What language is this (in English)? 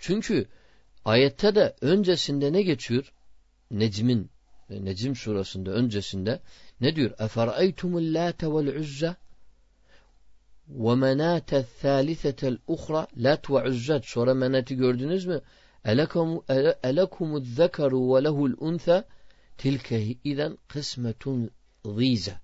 Turkish